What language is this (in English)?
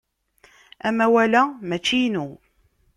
Kabyle